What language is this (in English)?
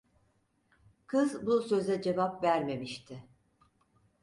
Turkish